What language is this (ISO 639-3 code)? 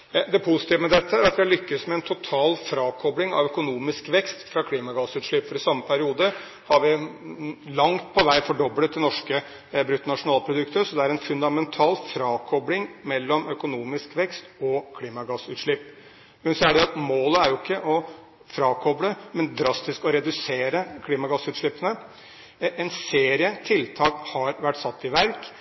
nob